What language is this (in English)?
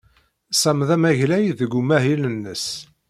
Kabyle